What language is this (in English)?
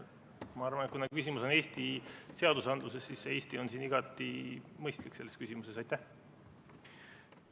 Estonian